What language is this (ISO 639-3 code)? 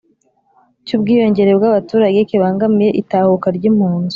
kin